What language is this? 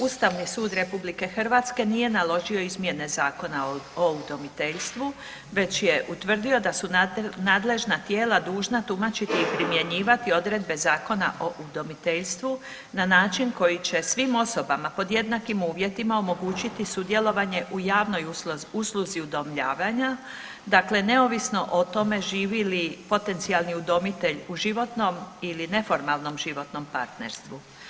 Croatian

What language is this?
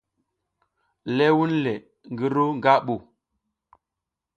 South Giziga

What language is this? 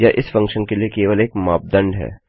Hindi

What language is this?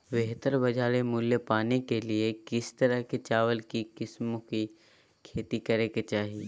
Magahi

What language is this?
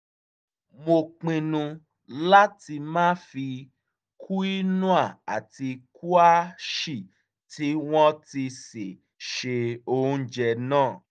Yoruba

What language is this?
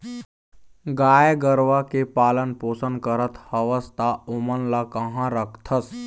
Chhattisgarhi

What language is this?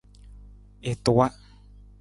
Nawdm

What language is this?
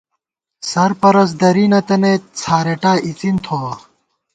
Gawar-Bati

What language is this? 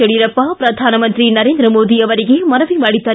Kannada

